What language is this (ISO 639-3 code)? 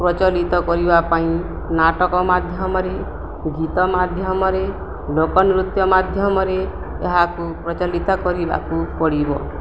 ori